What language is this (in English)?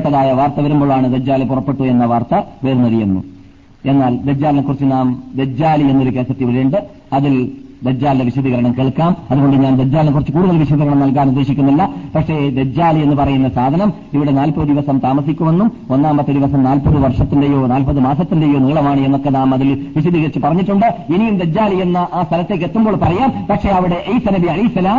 Malayalam